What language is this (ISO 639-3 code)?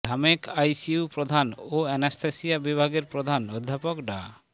ben